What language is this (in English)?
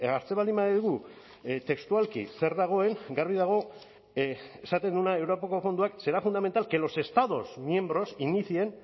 Basque